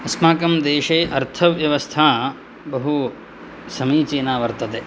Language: Sanskrit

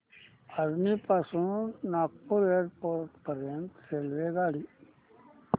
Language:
Marathi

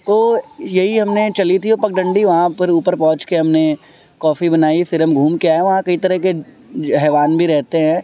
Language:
Urdu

